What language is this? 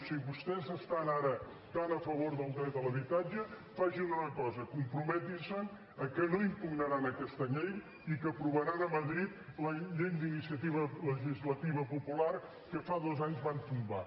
Catalan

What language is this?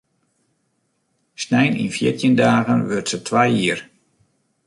Western Frisian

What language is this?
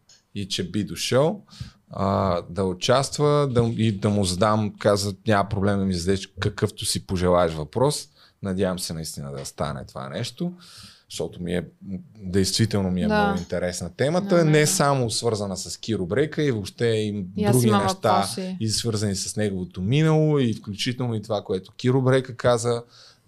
Bulgarian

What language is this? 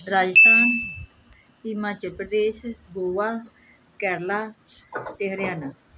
Punjabi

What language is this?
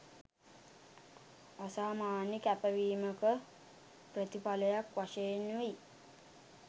Sinhala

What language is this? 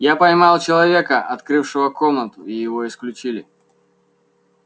Russian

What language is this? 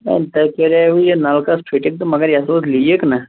Kashmiri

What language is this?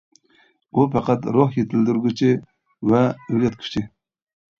Uyghur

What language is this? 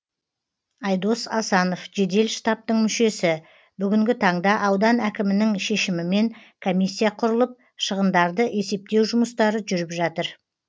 Kazakh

